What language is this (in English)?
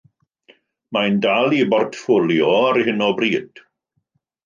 Welsh